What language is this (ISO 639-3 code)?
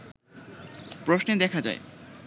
ben